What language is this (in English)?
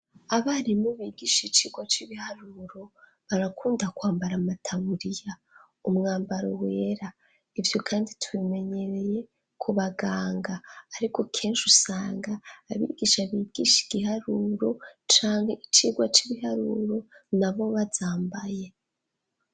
Rundi